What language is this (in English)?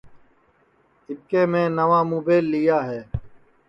Sansi